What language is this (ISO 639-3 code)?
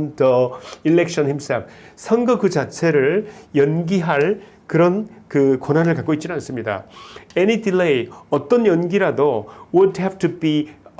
kor